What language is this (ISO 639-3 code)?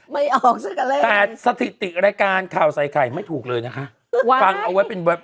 tha